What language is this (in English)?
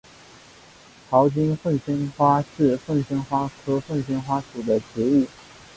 Chinese